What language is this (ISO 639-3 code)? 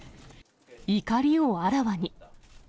jpn